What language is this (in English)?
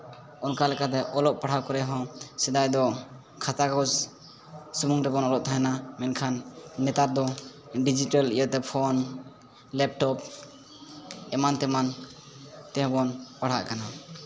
Santali